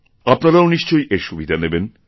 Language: Bangla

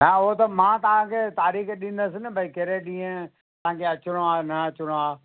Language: Sindhi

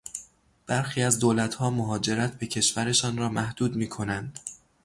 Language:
Persian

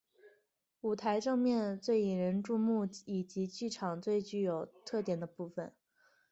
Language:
Chinese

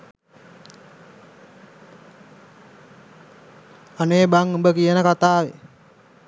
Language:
Sinhala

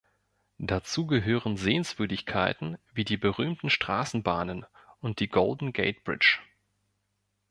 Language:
German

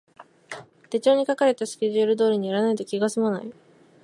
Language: Japanese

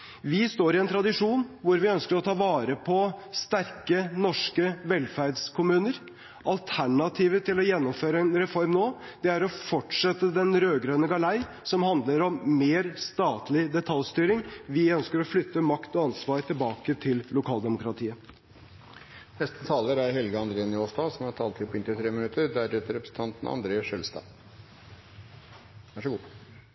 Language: Norwegian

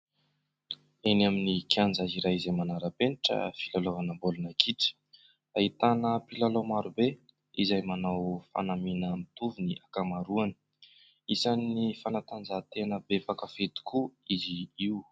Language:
Malagasy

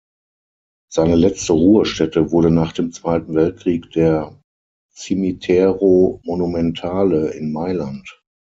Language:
German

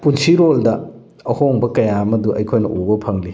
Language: Manipuri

